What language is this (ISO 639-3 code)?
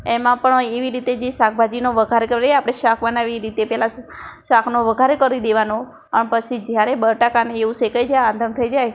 guj